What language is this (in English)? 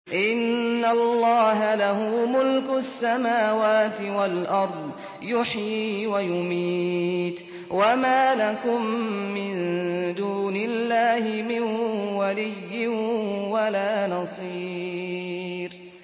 Arabic